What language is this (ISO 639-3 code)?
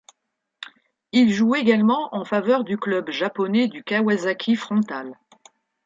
fra